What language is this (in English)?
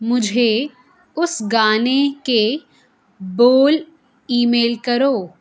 Urdu